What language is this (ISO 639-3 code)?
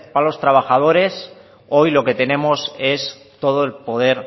spa